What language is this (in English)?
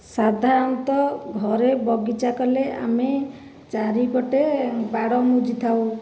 Odia